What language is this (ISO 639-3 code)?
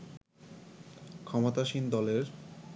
ben